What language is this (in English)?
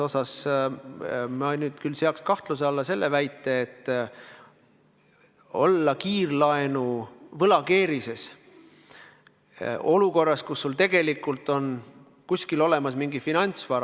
Estonian